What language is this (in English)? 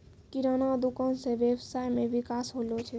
Maithili